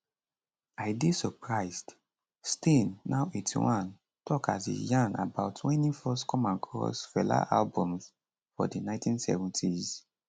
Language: Nigerian Pidgin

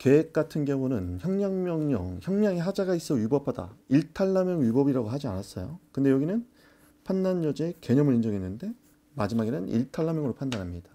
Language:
Korean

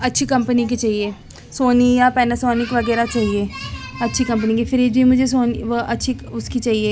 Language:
Urdu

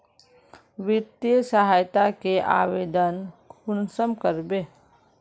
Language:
Magahi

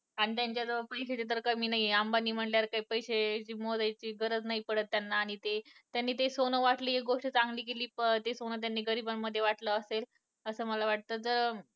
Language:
Marathi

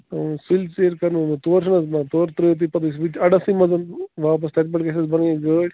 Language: Kashmiri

